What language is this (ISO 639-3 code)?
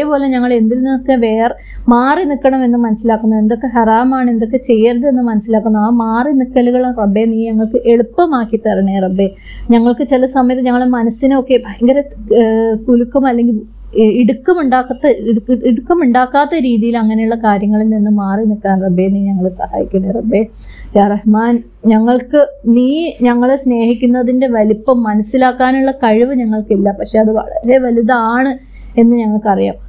mal